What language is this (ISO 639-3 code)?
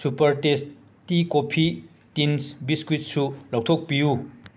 mni